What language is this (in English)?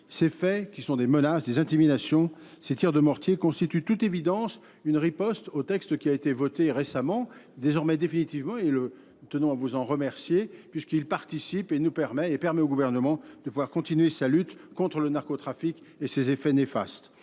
French